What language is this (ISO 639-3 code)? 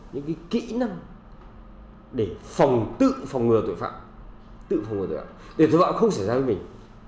vie